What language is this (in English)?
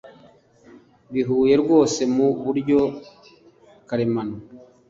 Kinyarwanda